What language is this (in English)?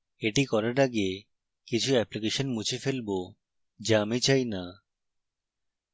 Bangla